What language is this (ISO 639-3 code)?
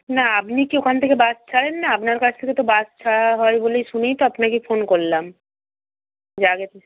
ben